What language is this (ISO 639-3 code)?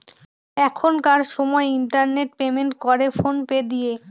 ben